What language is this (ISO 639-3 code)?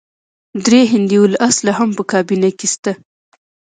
pus